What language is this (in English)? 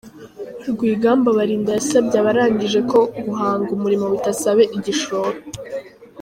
Kinyarwanda